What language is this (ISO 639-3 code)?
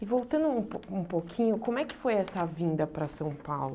por